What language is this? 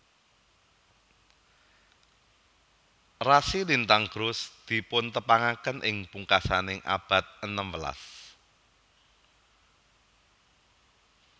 Javanese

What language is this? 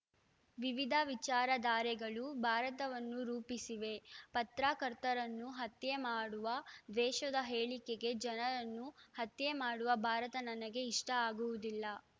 Kannada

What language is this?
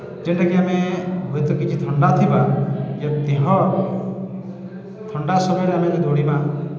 Odia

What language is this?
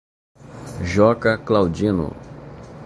Portuguese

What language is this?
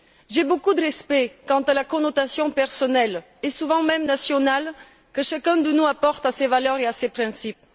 French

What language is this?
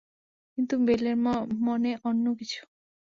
Bangla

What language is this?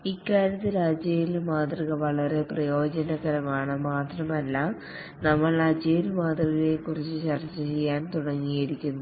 Malayalam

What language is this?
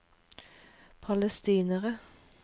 Norwegian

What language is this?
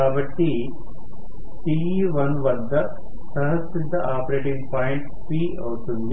Telugu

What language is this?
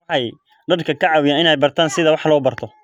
Somali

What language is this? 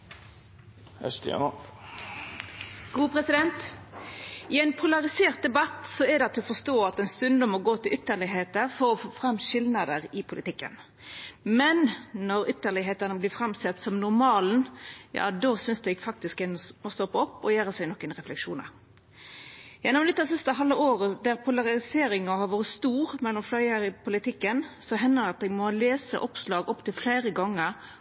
Norwegian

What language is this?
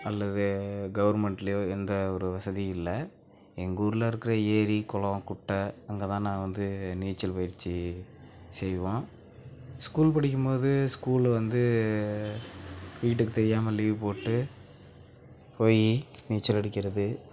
Tamil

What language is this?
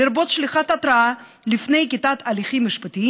Hebrew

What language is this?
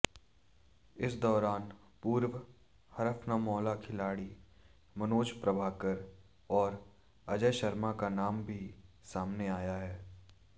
Hindi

